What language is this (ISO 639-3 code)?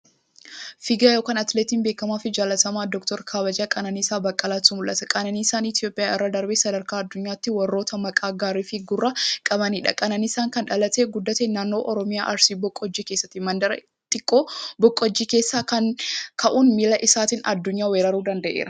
orm